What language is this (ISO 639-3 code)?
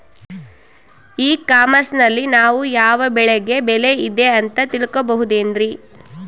kan